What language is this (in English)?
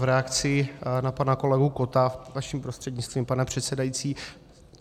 Czech